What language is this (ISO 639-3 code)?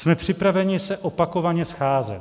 ces